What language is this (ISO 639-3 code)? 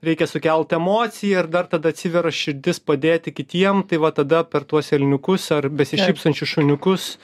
lit